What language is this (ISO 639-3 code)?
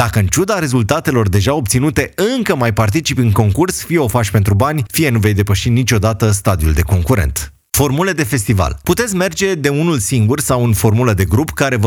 ron